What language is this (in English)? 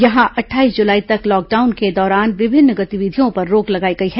Hindi